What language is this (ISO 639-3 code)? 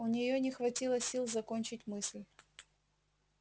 rus